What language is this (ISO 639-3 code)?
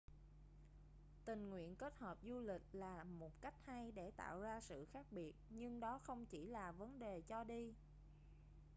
vie